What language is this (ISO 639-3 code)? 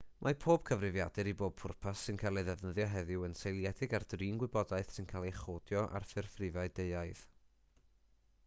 cym